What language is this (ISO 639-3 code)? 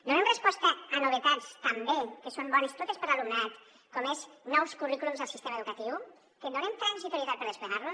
cat